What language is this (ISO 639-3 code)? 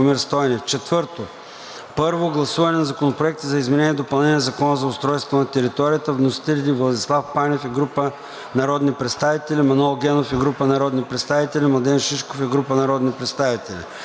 bul